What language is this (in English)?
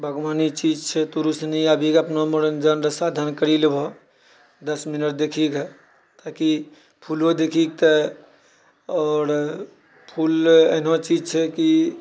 Maithili